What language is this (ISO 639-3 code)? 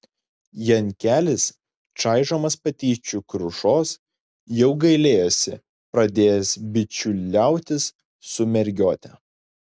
lit